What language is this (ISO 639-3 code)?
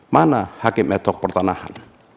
ind